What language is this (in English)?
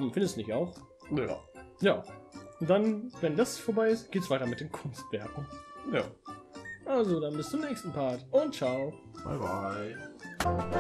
German